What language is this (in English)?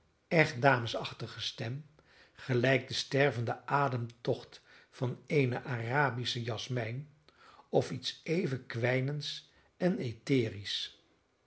Dutch